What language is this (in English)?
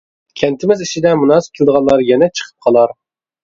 Uyghur